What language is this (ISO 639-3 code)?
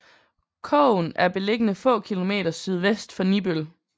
dan